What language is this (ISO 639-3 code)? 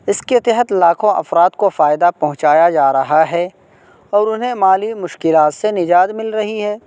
urd